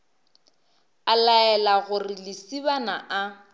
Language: Northern Sotho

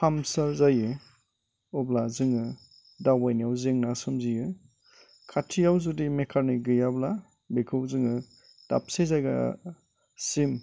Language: Bodo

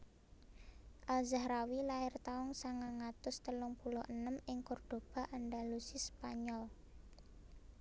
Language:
Javanese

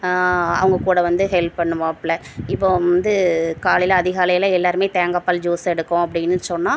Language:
Tamil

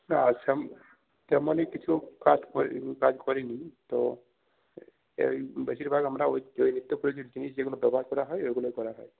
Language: Bangla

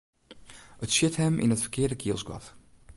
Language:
Western Frisian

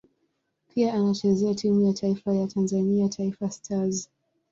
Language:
Swahili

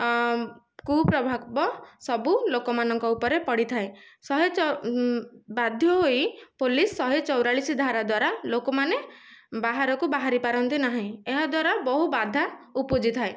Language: Odia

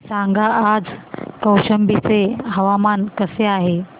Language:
Marathi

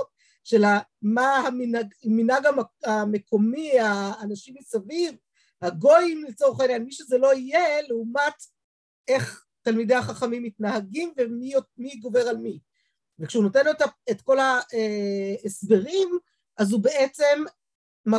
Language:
Hebrew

